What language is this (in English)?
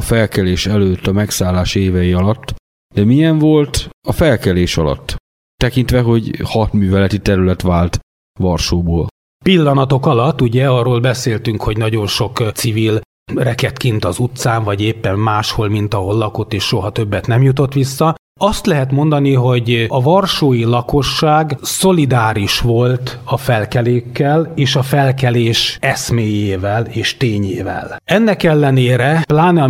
Hungarian